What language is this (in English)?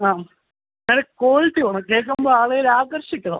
Malayalam